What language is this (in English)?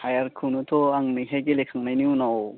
Bodo